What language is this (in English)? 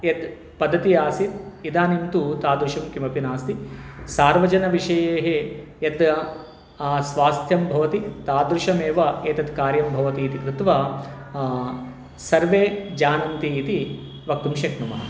Sanskrit